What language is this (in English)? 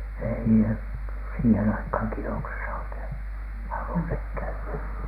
Finnish